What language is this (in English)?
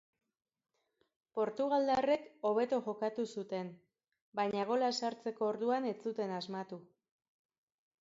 Basque